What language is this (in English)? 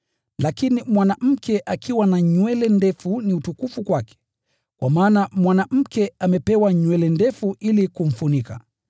Swahili